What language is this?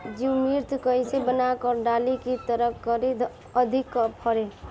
Bhojpuri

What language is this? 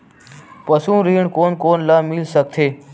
Chhattisgarhi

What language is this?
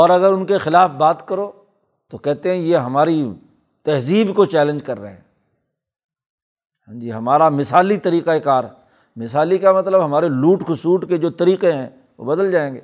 Urdu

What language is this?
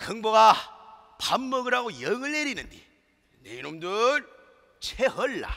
Korean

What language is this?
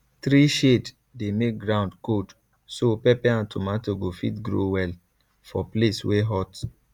Nigerian Pidgin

